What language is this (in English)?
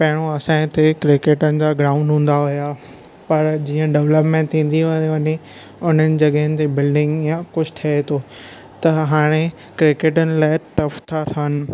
Sindhi